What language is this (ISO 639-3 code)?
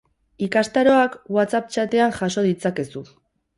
eus